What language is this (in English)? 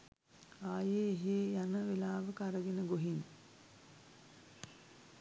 Sinhala